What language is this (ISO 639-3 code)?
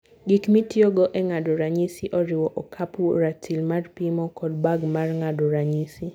luo